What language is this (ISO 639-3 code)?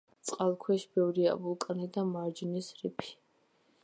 kat